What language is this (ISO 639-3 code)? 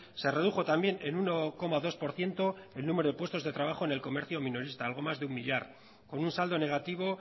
spa